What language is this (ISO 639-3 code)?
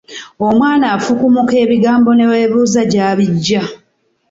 lug